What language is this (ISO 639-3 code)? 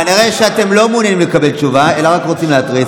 heb